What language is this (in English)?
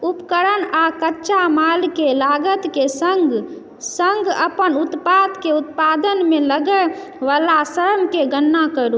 Maithili